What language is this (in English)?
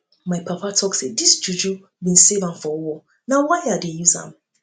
Nigerian Pidgin